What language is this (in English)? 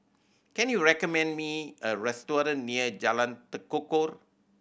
English